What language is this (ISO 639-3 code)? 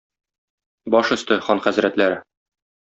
tat